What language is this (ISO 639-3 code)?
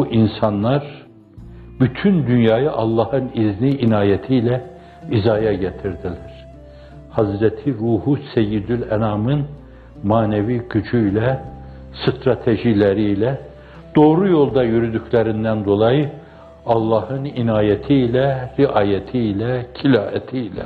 tur